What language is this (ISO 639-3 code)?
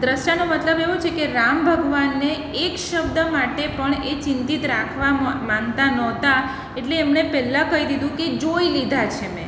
guj